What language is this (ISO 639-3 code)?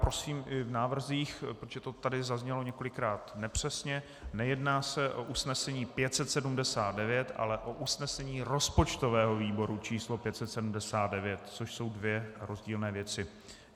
ces